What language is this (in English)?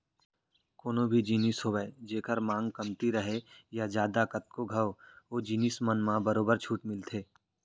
Chhattisgarhi